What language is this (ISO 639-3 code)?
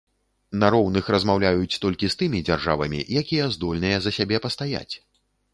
bel